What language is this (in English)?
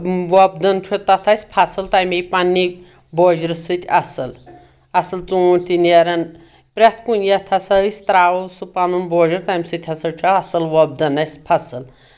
Kashmiri